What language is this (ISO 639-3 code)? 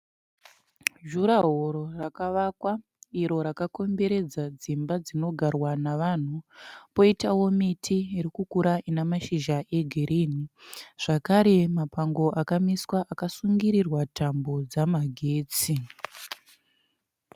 sna